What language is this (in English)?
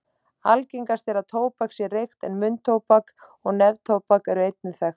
Icelandic